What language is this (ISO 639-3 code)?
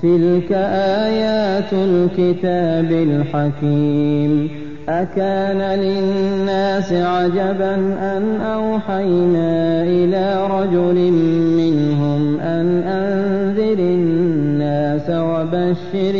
ara